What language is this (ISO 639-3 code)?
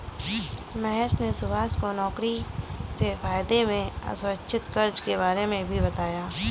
hin